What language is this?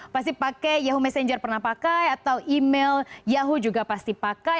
Indonesian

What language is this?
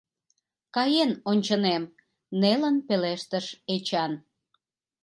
Mari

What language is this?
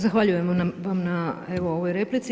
Croatian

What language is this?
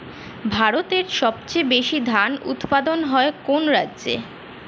Bangla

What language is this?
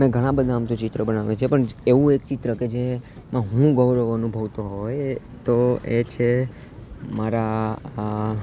Gujarati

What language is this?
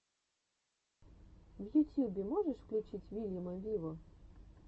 Russian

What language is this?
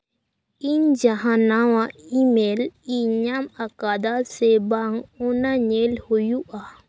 Santali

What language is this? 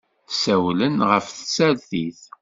Kabyle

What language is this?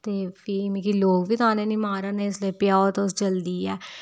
Dogri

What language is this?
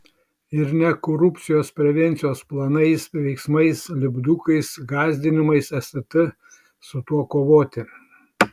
Lithuanian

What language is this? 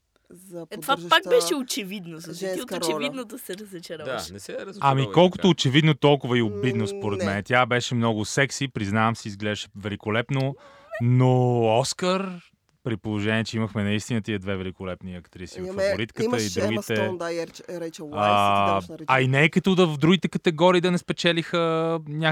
Bulgarian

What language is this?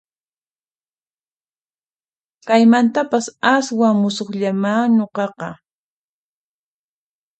Puno Quechua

